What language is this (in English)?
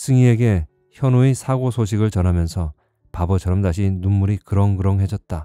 Korean